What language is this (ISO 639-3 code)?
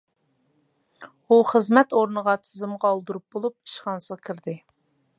uig